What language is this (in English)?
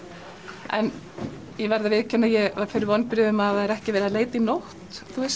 Icelandic